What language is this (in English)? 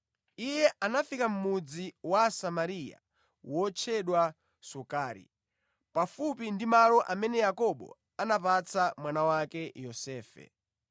Nyanja